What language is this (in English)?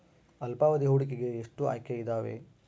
Kannada